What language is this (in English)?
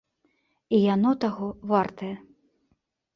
Belarusian